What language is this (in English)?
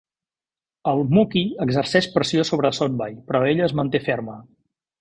Catalan